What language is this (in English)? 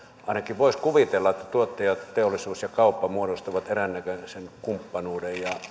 Finnish